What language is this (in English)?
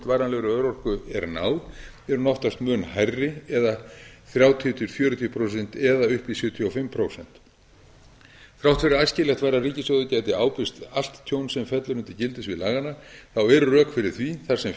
Icelandic